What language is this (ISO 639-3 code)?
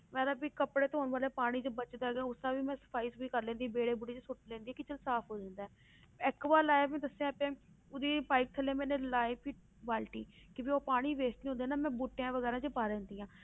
pan